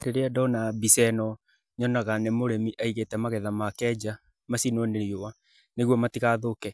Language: Kikuyu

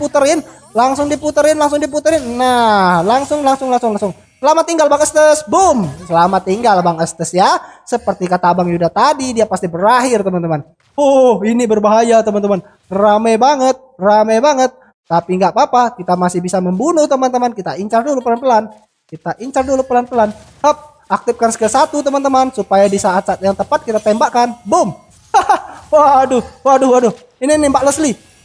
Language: Indonesian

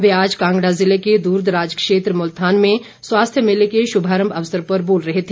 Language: Hindi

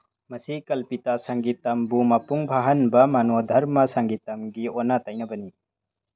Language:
Manipuri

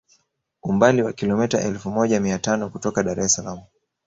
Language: Swahili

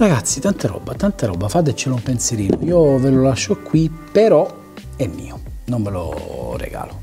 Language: Italian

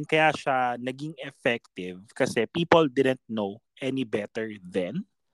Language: Filipino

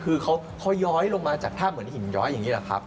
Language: Thai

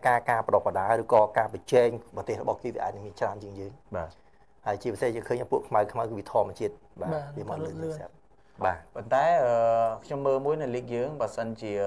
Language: Vietnamese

